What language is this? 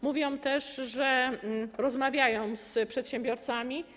Polish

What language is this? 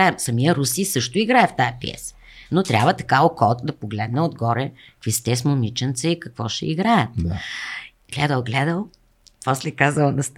Bulgarian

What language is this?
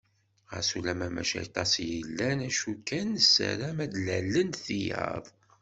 Kabyle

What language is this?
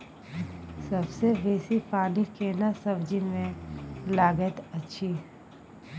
Maithili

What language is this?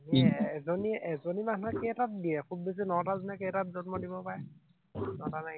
Assamese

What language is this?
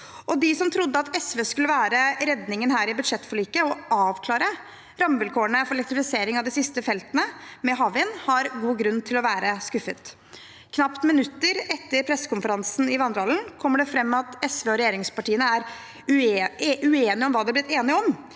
Norwegian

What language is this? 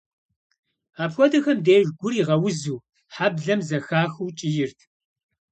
Kabardian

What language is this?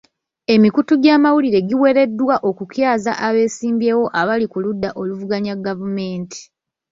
Ganda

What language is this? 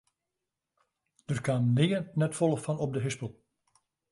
Western Frisian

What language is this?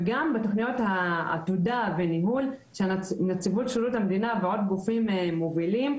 Hebrew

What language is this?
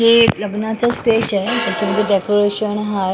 Marathi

